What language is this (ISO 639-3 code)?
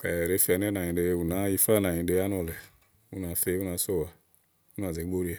ahl